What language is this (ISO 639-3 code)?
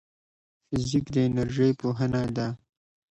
pus